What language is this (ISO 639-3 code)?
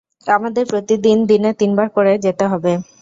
ben